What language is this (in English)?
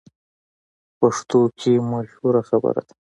Pashto